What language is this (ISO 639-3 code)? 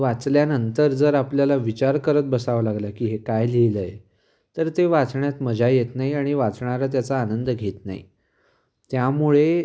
mar